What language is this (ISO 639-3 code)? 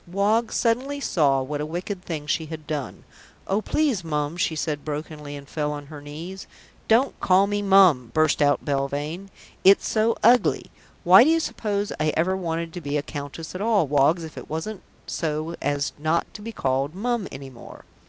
eng